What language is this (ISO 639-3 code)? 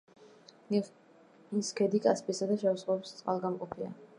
kat